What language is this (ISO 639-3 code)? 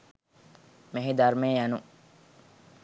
sin